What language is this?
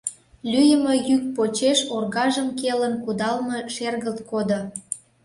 Mari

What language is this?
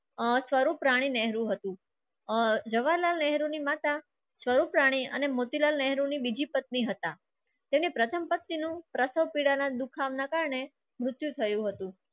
Gujarati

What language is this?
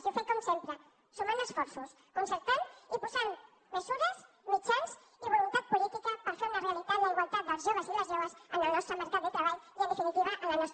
Catalan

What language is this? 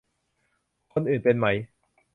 Thai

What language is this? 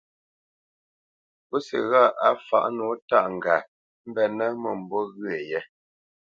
Bamenyam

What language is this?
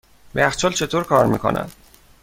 Persian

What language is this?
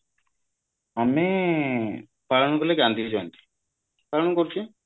Odia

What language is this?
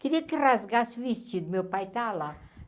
Portuguese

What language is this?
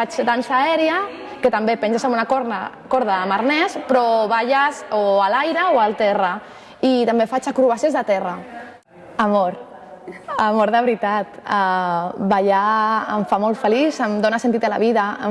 Catalan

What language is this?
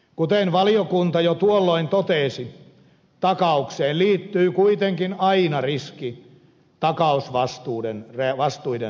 Finnish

